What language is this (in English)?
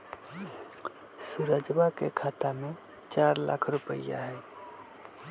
Magahi